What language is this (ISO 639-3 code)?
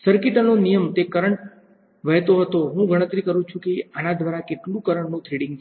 guj